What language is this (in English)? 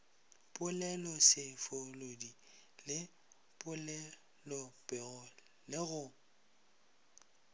Northern Sotho